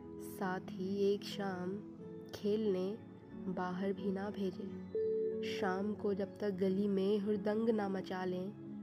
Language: Hindi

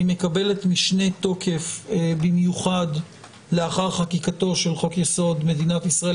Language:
Hebrew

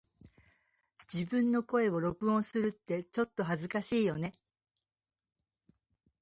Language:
Japanese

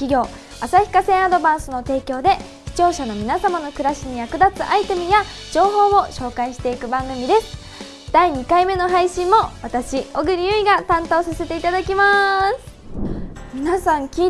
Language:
Japanese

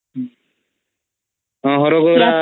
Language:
Odia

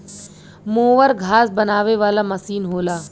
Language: Bhojpuri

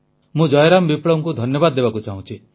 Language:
Odia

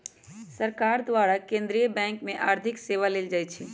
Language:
Magahi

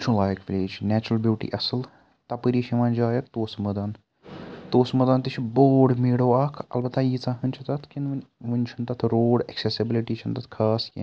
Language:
Kashmiri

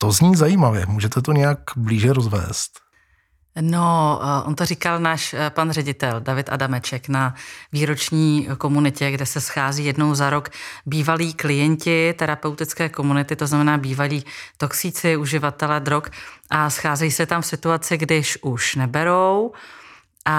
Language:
Czech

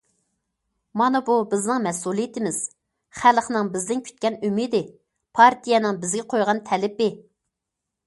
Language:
Uyghur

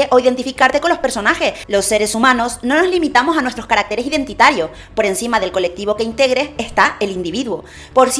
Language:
Spanish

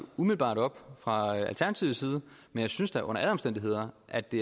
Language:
Danish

